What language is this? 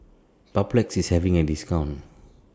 English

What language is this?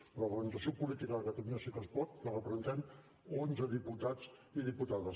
Catalan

